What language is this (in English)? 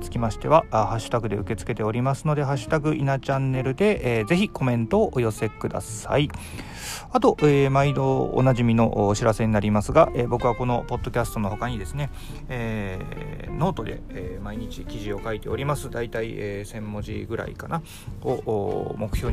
Japanese